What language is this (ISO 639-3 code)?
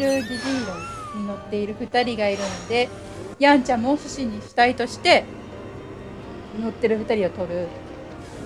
jpn